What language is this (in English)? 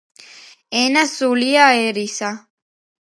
Georgian